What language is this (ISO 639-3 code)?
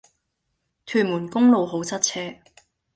yue